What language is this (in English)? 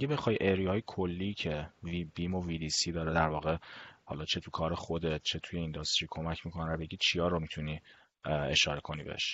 Persian